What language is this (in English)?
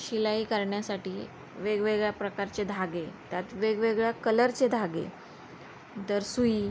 Marathi